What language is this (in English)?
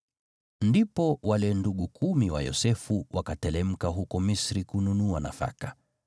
Swahili